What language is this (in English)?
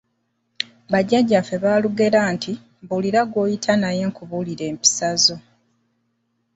Ganda